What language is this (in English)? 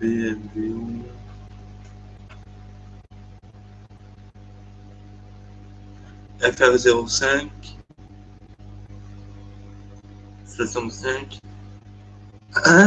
French